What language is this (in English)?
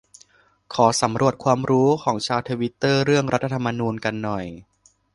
Thai